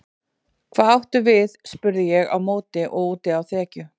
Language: Icelandic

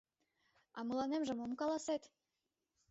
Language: Mari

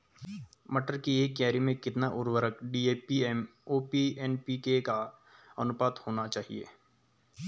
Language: Hindi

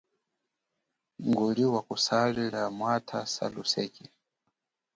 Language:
Chokwe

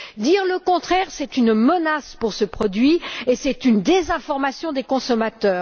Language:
French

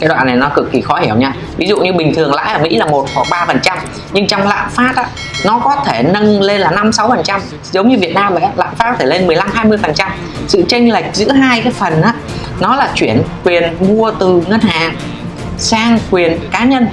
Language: Vietnamese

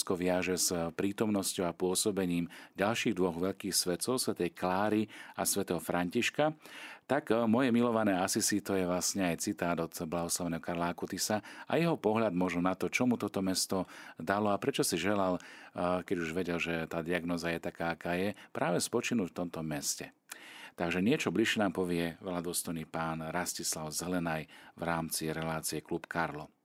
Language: Slovak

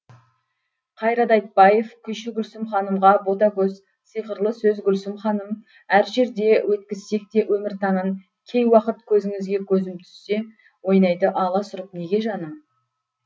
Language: Kazakh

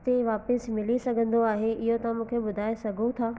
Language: Sindhi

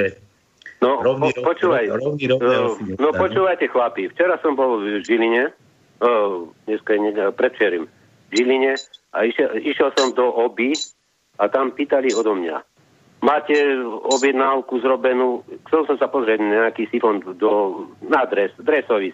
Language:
Slovak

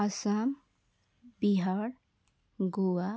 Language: Nepali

